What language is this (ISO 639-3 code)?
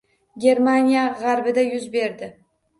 uzb